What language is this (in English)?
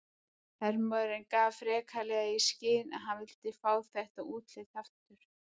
Icelandic